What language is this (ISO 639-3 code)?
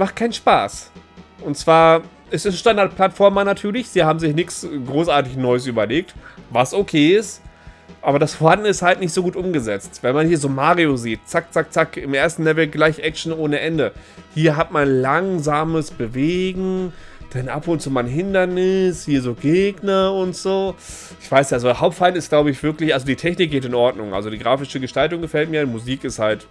deu